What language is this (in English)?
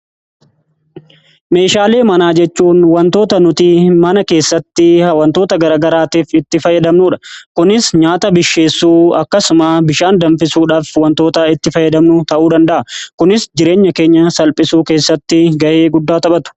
Oromo